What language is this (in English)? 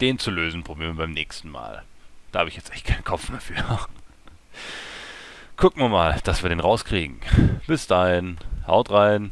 German